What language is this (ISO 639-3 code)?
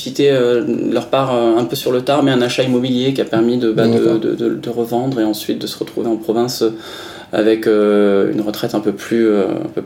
fra